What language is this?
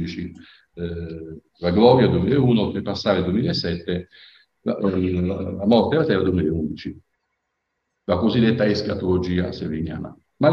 Italian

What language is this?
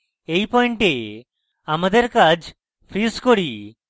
Bangla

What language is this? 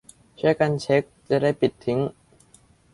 Thai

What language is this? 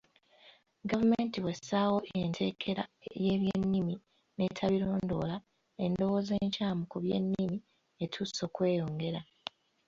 Ganda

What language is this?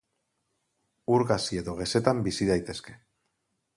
Basque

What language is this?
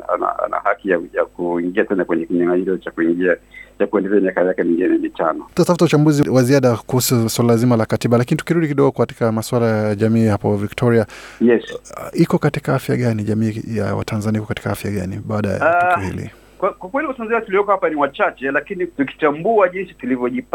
Swahili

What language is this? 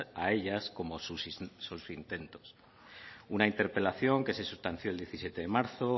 Spanish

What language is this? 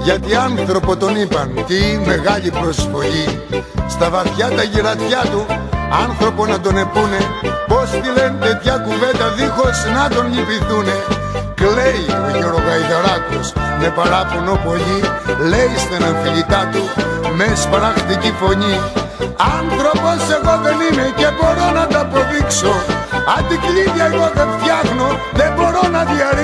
Greek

